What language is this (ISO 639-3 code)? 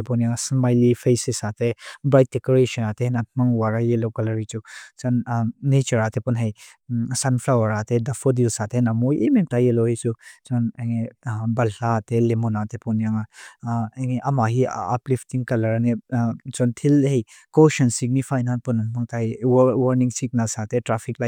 lus